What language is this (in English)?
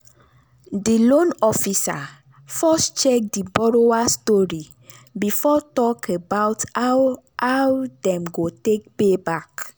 Nigerian Pidgin